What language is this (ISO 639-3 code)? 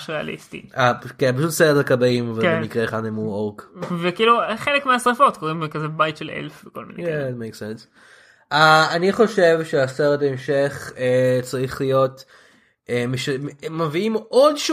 heb